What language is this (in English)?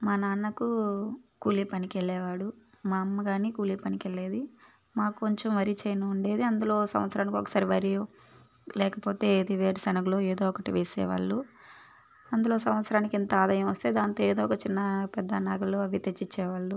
Telugu